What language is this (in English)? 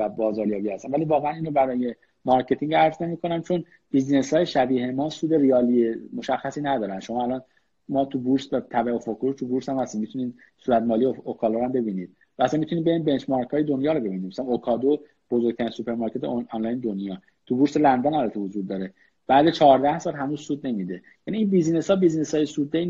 Persian